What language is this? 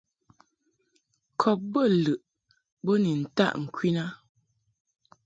Mungaka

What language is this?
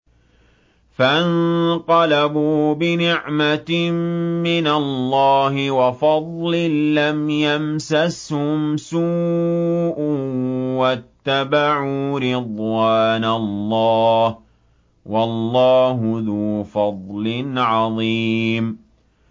Arabic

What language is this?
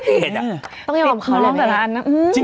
Thai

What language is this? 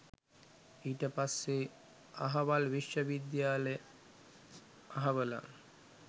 Sinhala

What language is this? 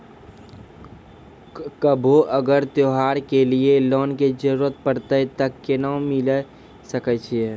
Maithili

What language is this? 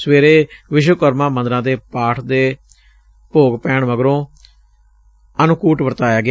Punjabi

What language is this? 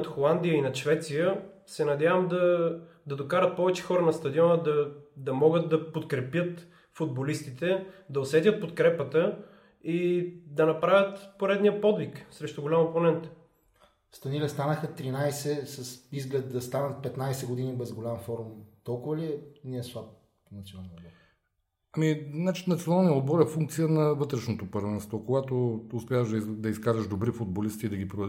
Bulgarian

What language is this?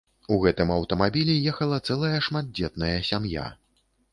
Belarusian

